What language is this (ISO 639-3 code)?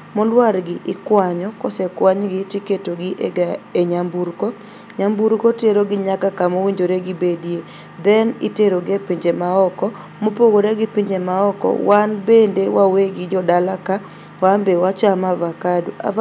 luo